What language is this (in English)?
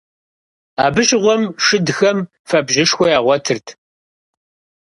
Kabardian